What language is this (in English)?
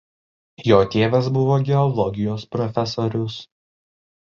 Lithuanian